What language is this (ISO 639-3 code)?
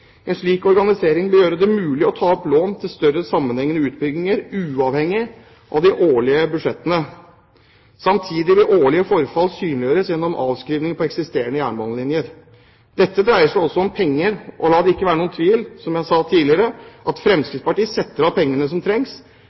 nob